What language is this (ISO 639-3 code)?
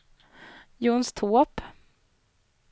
swe